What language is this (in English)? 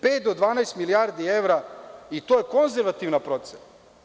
Serbian